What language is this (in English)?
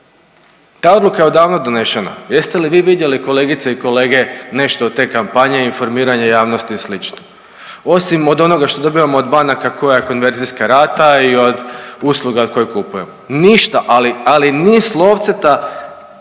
Croatian